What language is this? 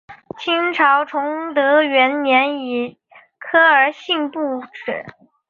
Chinese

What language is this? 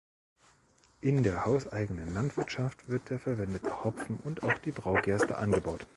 German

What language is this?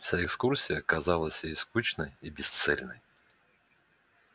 Russian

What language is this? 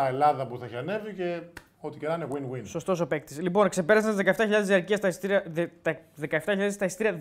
Greek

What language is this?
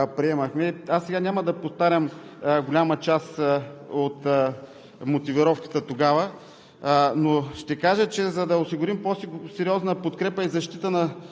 Bulgarian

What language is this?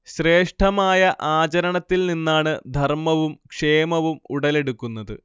Malayalam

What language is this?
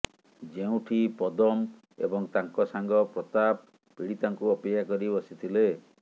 Odia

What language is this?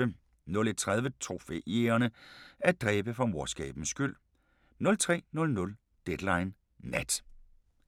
Danish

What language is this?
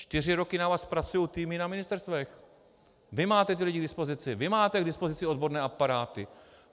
Czech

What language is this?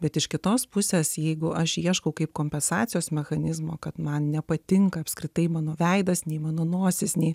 Lithuanian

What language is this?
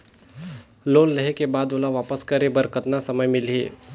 Chhattisgarhi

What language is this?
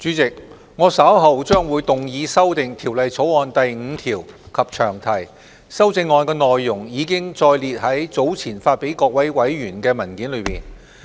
Cantonese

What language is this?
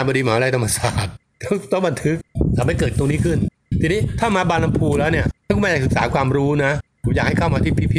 Thai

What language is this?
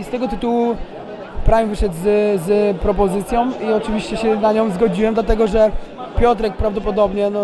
Polish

